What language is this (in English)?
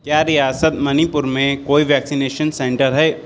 Urdu